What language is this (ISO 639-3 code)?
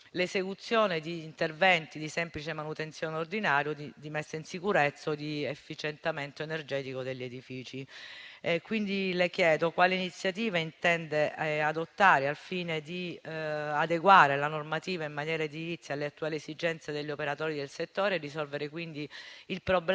ita